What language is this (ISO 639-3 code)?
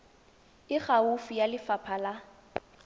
tsn